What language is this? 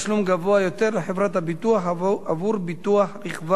Hebrew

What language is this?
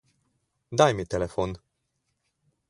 Slovenian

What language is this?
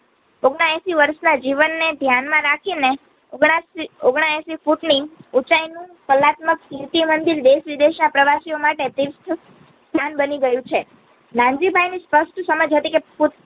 Gujarati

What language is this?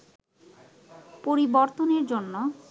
Bangla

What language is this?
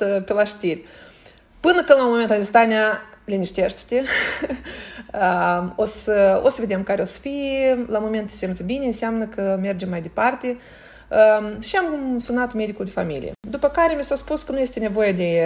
Romanian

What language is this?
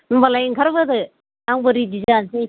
Bodo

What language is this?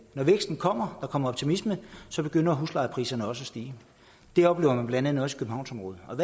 Danish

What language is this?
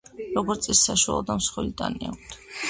Georgian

